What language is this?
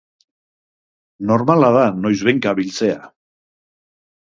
Basque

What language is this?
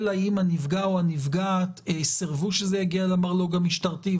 Hebrew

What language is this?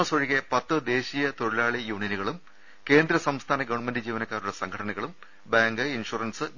Malayalam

